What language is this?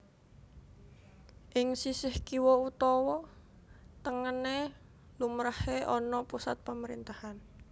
Javanese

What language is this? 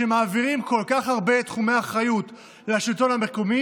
Hebrew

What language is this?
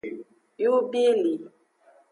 Aja (Benin)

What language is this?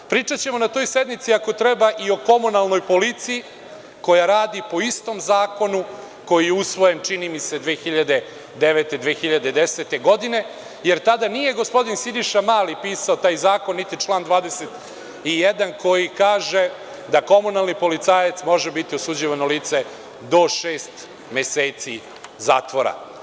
Serbian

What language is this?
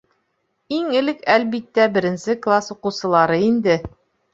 Bashkir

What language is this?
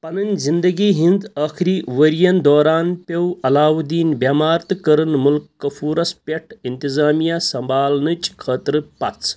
Kashmiri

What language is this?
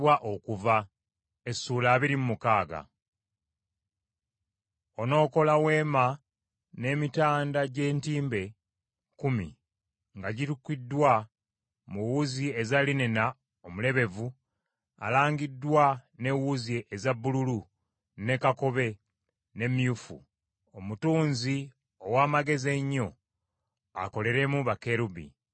Ganda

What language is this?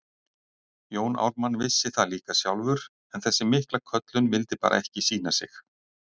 Icelandic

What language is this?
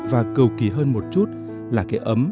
Vietnamese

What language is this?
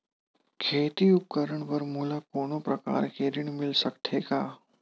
Chhattisgarhi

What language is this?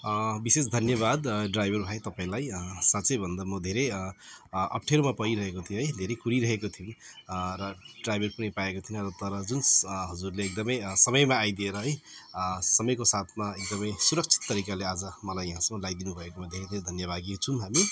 Nepali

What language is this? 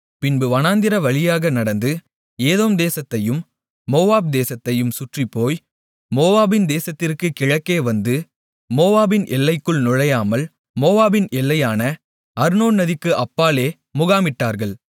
Tamil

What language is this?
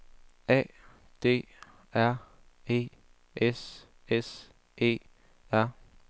Danish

